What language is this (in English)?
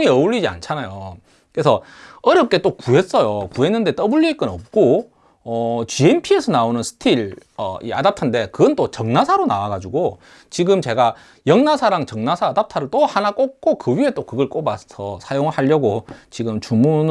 Korean